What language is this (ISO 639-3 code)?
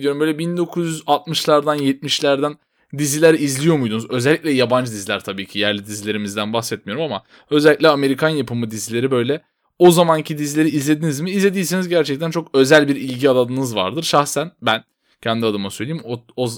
tur